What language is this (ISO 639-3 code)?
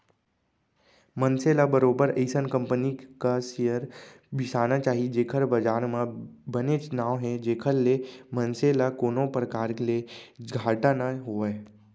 hne